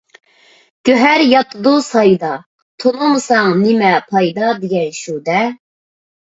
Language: Uyghur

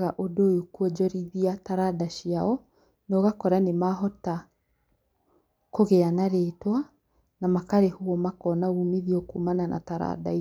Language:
Kikuyu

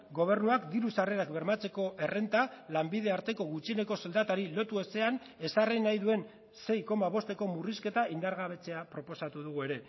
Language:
Basque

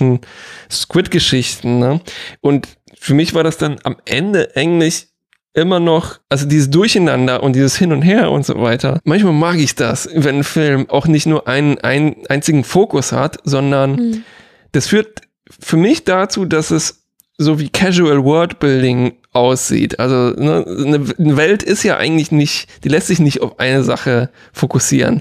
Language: German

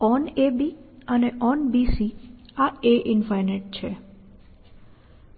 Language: Gujarati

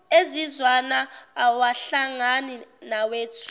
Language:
Zulu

